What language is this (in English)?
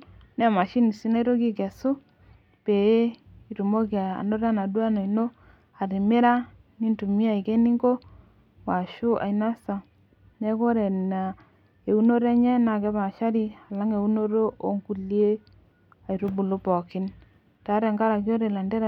Masai